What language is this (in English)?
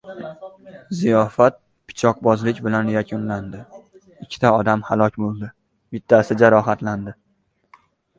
Uzbek